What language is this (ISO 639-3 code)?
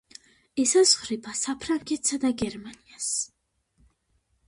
kat